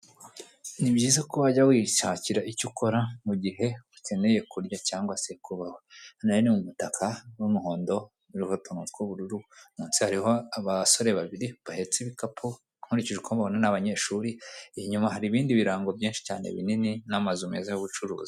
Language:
Kinyarwanda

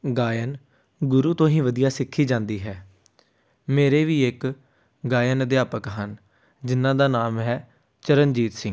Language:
Punjabi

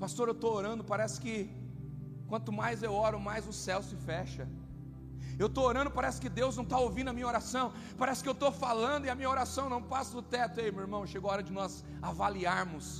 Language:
Portuguese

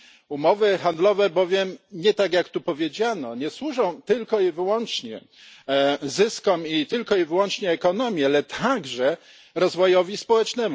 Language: Polish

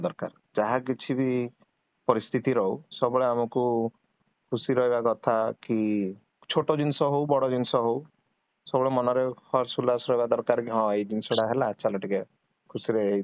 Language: Odia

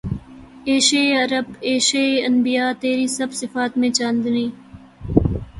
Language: Urdu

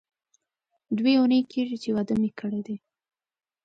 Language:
Pashto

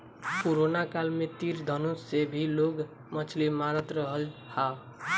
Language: Bhojpuri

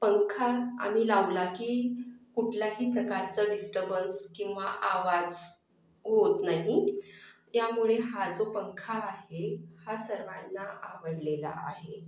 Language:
Marathi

